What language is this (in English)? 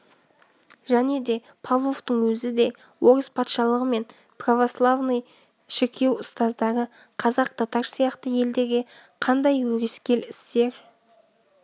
Kazakh